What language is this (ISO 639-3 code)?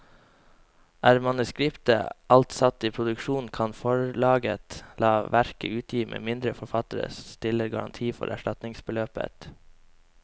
nor